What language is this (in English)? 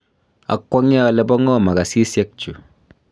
Kalenjin